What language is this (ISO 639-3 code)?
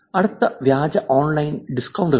mal